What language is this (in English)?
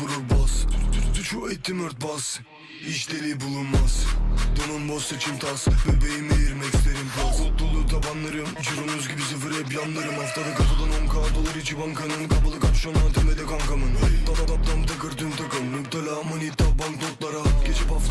Turkish